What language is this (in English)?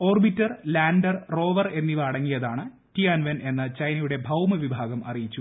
Malayalam